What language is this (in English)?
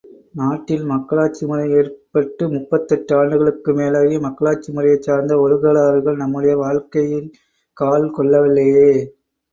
Tamil